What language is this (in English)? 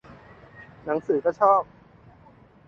Thai